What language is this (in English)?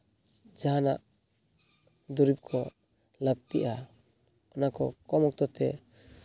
Santali